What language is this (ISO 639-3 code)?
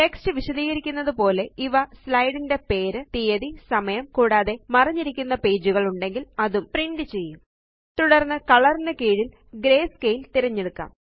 mal